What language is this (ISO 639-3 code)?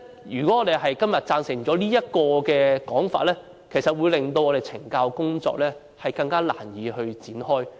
yue